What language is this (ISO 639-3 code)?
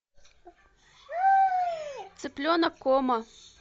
rus